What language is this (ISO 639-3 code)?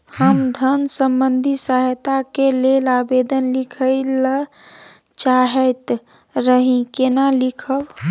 mai